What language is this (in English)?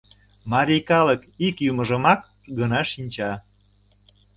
Mari